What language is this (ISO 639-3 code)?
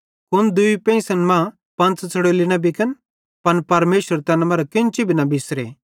bhd